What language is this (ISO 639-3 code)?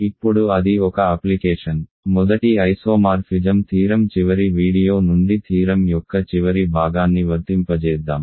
tel